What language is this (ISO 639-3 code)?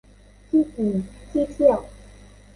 tha